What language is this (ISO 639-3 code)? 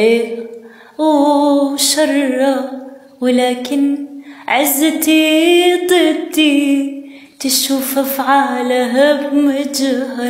ara